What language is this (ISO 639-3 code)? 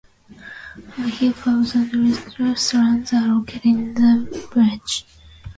eng